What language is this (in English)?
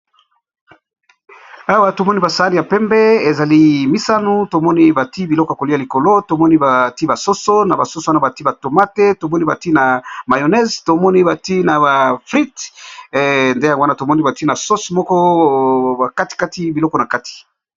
Lingala